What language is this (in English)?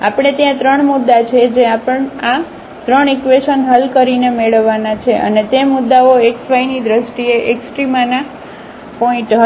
Gujarati